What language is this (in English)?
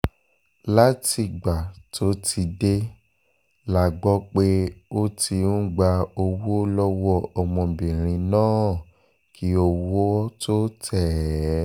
Yoruba